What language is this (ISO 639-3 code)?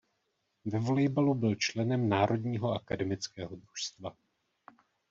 ces